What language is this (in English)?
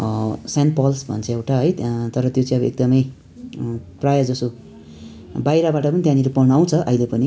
Nepali